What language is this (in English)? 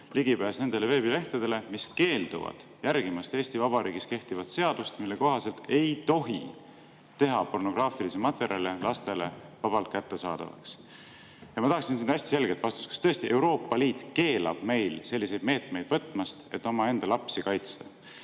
Estonian